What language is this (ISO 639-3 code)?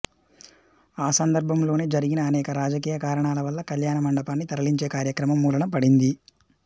tel